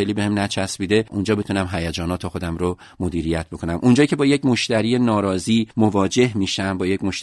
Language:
Persian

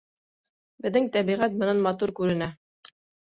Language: Bashkir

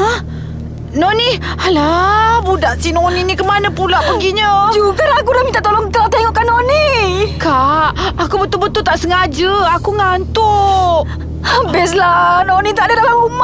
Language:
Malay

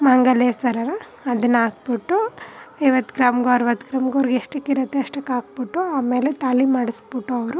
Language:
Kannada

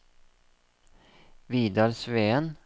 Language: Norwegian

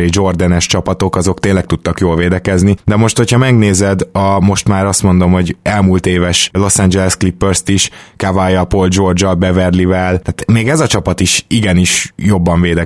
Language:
Hungarian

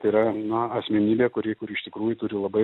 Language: Lithuanian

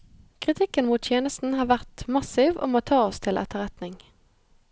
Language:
Norwegian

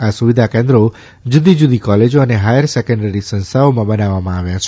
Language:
Gujarati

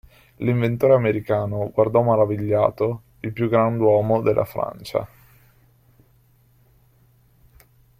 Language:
Italian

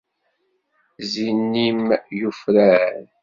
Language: Kabyle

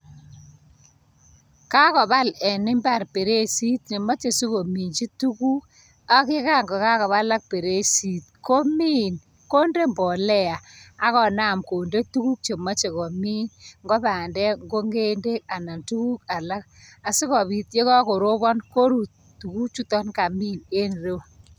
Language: Kalenjin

